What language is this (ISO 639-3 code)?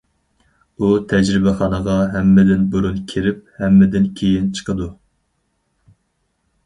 uig